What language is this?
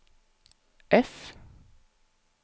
Norwegian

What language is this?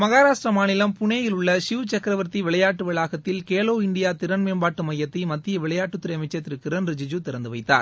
Tamil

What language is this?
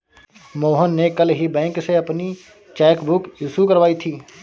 Hindi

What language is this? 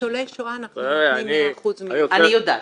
Hebrew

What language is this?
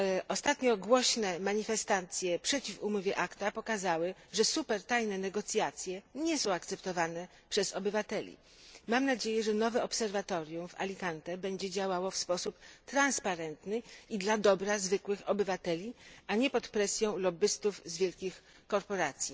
Polish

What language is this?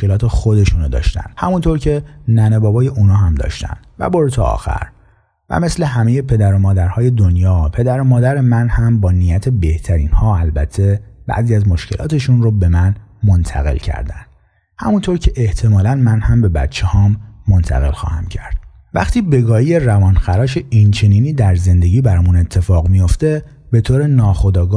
Persian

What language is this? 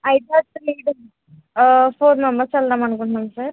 Telugu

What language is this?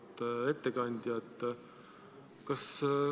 Estonian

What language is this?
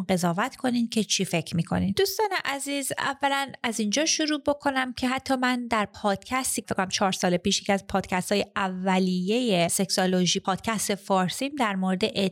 Persian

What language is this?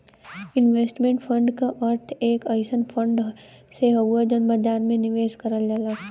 Bhojpuri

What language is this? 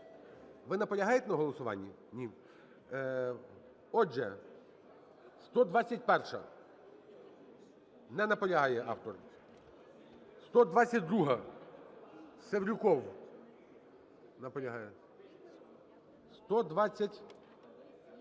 Ukrainian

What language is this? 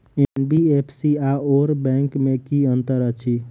Maithili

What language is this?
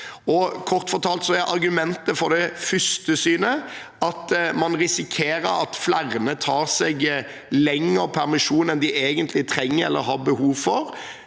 Norwegian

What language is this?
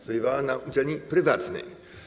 Polish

